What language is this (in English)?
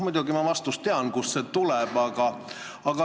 Estonian